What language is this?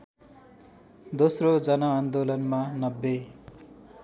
Nepali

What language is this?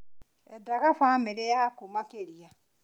Kikuyu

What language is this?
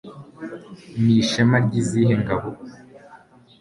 Kinyarwanda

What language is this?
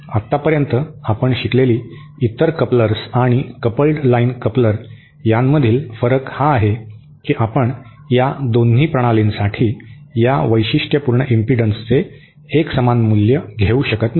Marathi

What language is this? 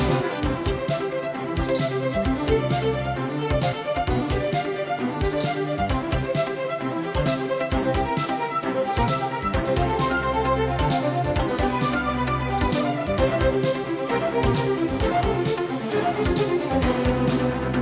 Vietnamese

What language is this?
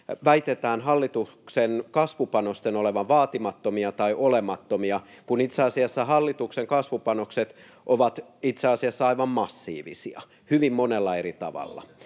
Finnish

